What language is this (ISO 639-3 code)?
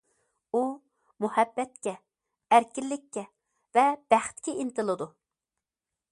uig